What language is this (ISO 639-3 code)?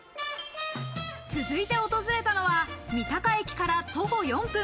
jpn